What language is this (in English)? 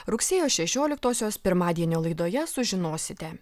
Lithuanian